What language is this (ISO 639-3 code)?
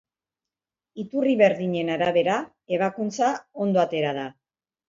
eus